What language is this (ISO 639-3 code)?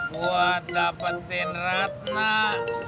ind